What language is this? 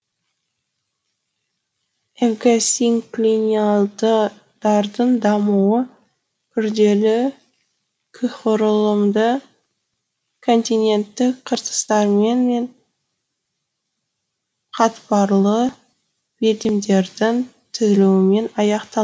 Kazakh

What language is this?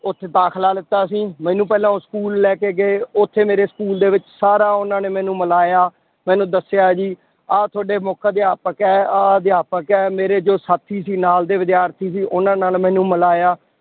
Punjabi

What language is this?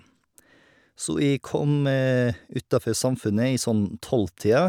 Norwegian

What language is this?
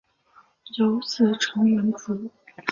Chinese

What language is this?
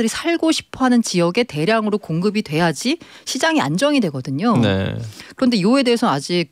Korean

